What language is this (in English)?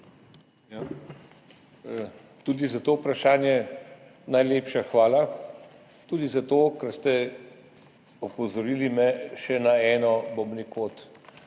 Slovenian